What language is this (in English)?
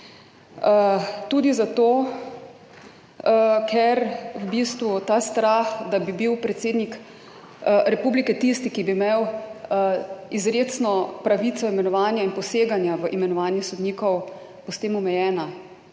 Slovenian